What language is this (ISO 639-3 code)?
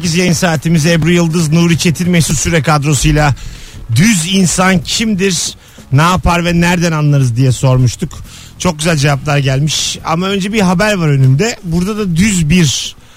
tur